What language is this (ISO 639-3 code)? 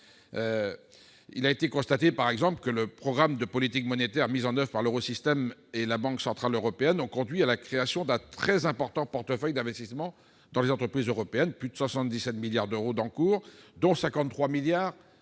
fra